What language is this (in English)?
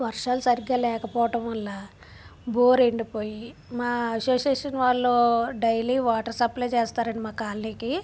Telugu